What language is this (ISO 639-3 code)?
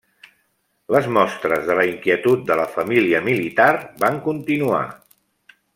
cat